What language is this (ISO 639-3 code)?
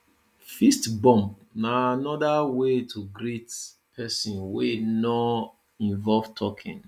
pcm